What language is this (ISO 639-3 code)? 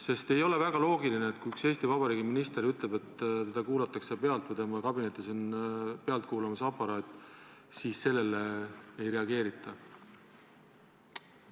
est